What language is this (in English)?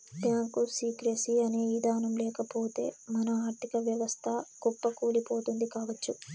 Telugu